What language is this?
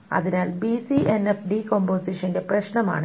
Malayalam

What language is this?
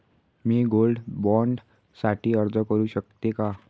Marathi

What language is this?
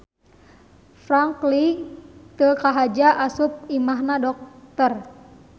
Sundanese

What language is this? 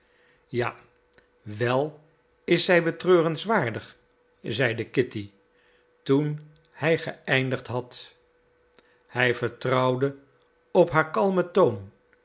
Dutch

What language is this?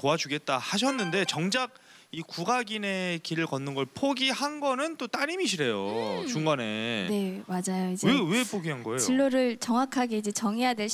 Korean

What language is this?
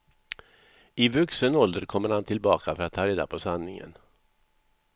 Swedish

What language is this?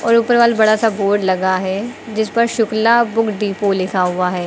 Hindi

